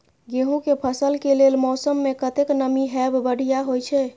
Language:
Maithili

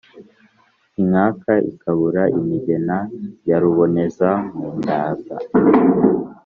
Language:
Kinyarwanda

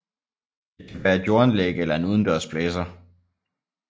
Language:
Danish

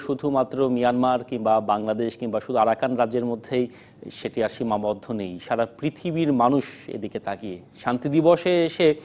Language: Bangla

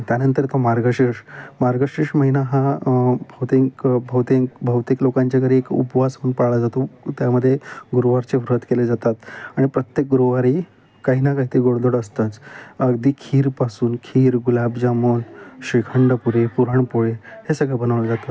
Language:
Marathi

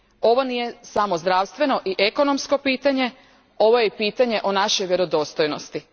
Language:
Croatian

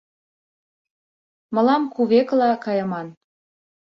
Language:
Mari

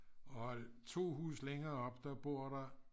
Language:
Danish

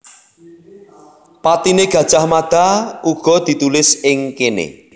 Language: Javanese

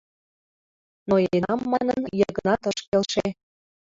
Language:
Mari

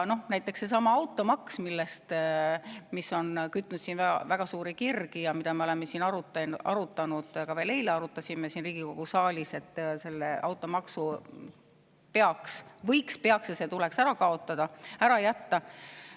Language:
Estonian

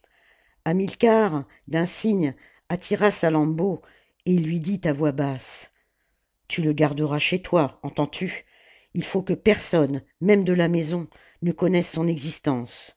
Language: French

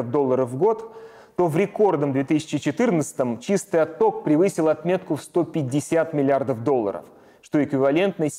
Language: Russian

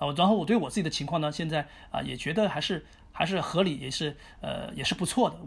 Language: Chinese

